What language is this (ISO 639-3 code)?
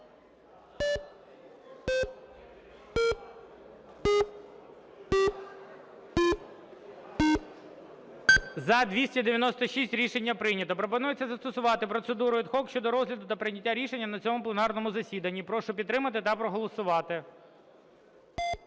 ukr